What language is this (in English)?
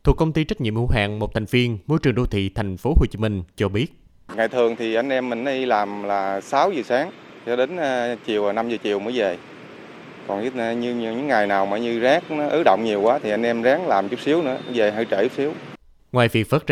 Vietnamese